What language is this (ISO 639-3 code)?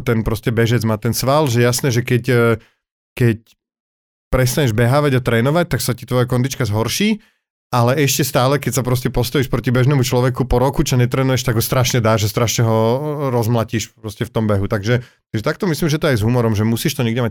slk